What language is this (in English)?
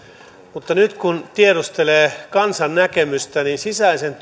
Finnish